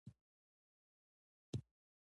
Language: Pashto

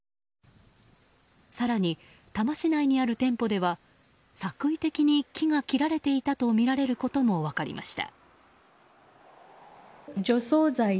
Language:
Japanese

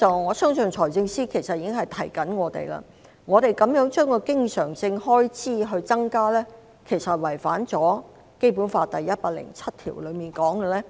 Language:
Cantonese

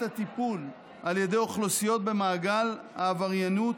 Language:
Hebrew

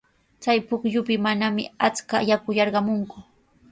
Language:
Sihuas Ancash Quechua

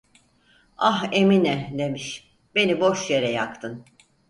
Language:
Turkish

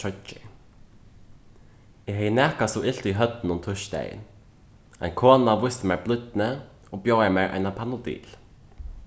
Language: Faroese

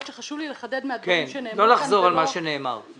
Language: Hebrew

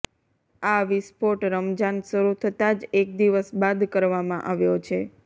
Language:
Gujarati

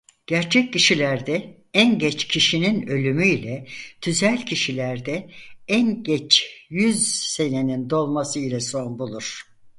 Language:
Turkish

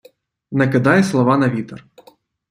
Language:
Ukrainian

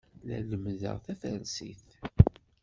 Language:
Kabyle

